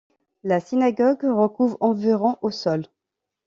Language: French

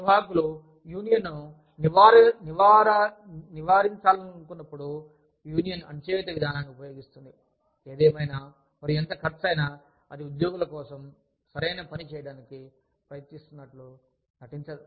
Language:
Telugu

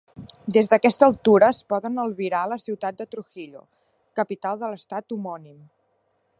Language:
Catalan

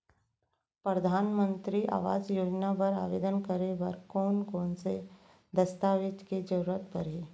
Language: Chhattisgarhi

